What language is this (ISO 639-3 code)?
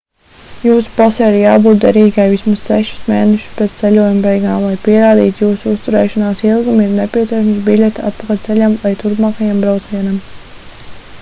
lav